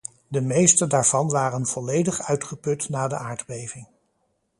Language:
Dutch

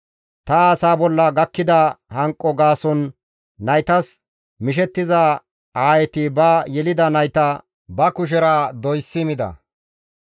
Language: Gamo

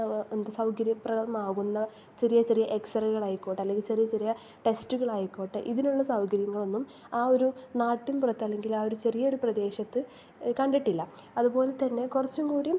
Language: Malayalam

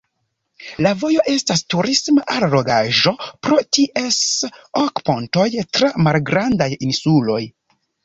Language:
Esperanto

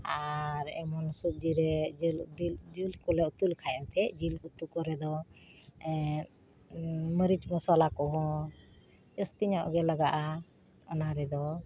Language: Santali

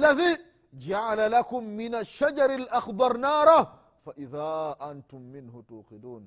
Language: Swahili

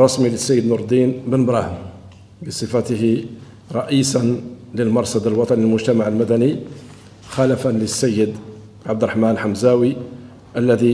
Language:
Arabic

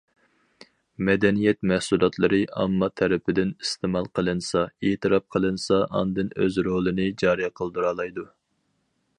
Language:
Uyghur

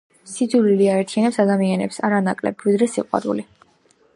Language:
Georgian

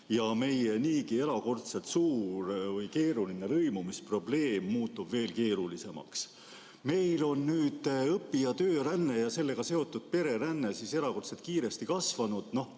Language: Estonian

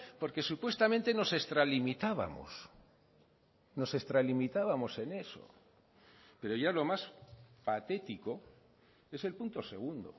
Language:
Spanish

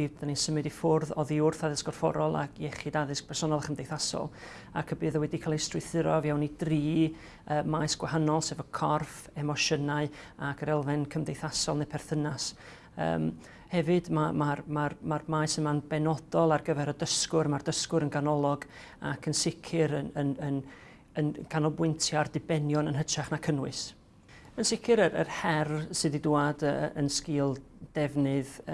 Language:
Welsh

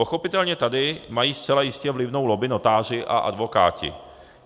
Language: Czech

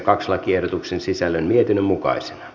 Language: Finnish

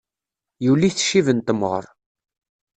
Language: Kabyle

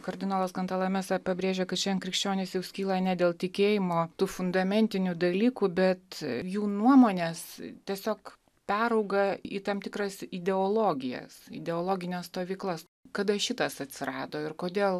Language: Lithuanian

